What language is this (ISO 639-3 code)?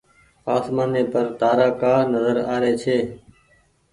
gig